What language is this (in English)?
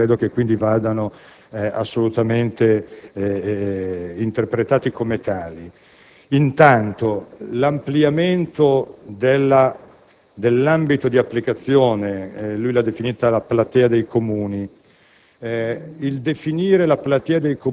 Italian